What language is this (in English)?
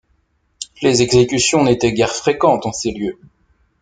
French